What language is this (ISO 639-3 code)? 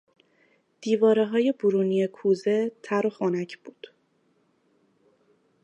fas